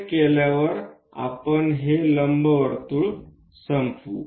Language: Marathi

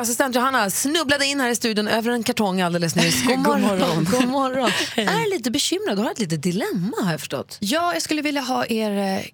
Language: Swedish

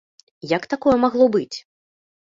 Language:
Belarusian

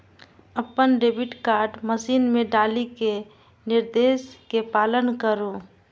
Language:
Maithili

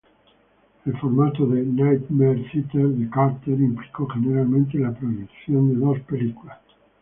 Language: Spanish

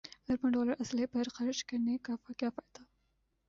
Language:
Urdu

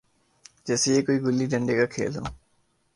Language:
Urdu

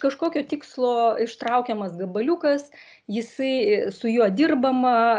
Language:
Lithuanian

